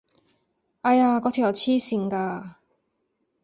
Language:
Cantonese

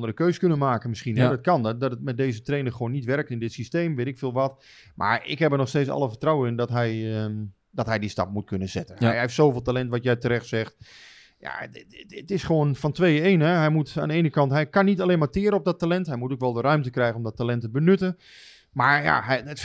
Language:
Dutch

